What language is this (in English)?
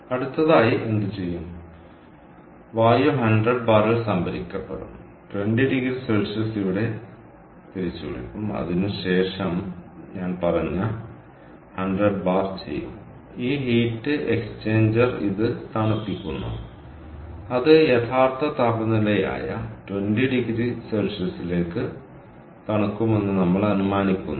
Malayalam